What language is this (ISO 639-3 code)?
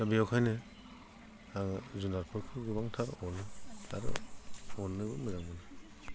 brx